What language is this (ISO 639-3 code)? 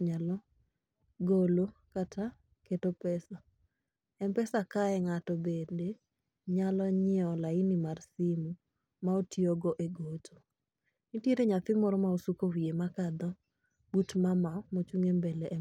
luo